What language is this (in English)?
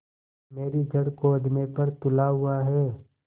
Hindi